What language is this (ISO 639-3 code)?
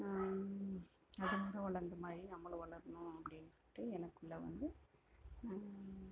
tam